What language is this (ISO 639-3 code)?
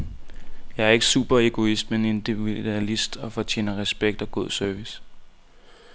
dan